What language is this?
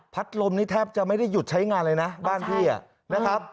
Thai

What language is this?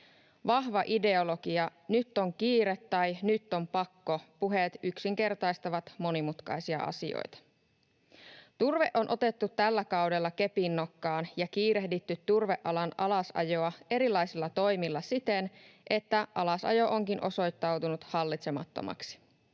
Finnish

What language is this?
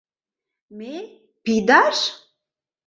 Mari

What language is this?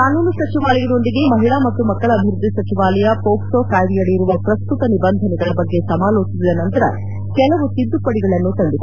Kannada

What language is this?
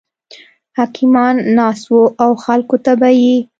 Pashto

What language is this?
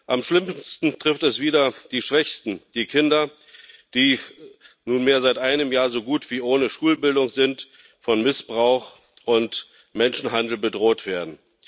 German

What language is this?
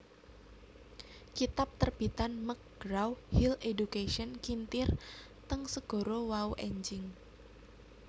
Javanese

